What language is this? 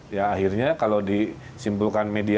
Indonesian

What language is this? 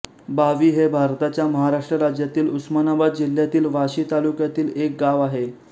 Marathi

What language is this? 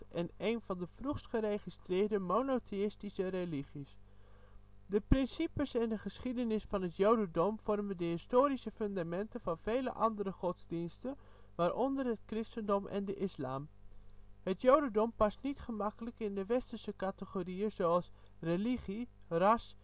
Dutch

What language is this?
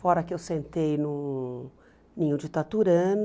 Portuguese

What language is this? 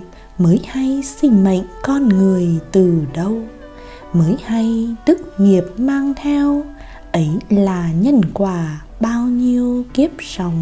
Vietnamese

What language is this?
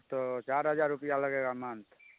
Maithili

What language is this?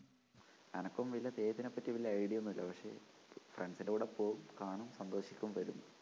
Malayalam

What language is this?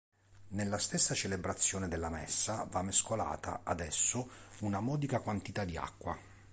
Italian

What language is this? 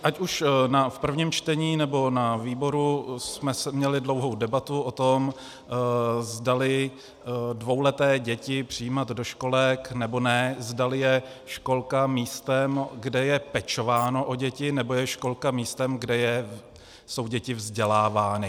Czech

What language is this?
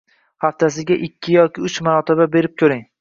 Uzbek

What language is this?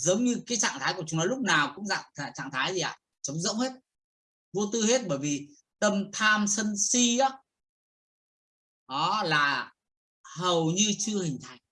Vietnamese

